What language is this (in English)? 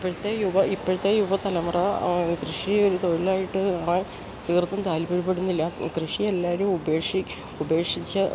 Malayalam